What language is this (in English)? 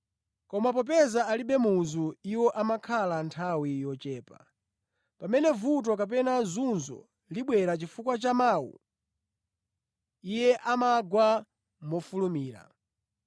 Nyanja